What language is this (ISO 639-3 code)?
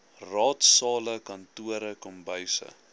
afr